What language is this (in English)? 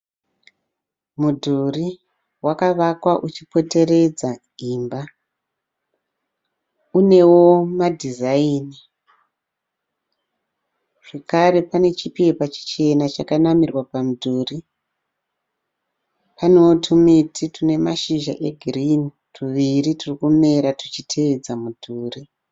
Shona